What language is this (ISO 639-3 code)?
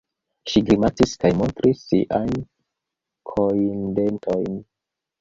epo